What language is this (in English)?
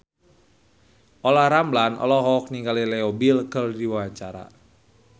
Sundanese